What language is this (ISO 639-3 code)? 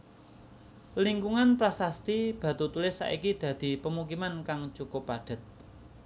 jav